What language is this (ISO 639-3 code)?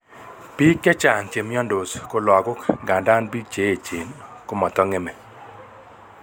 kln